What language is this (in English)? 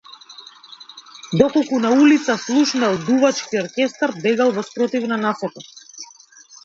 Macedonian